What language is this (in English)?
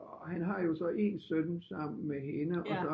Danish